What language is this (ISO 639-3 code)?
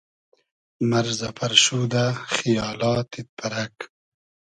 haz